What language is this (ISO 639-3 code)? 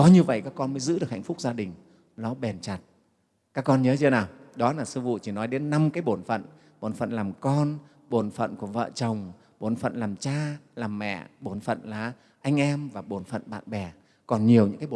vie